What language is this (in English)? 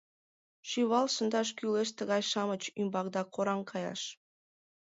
Mari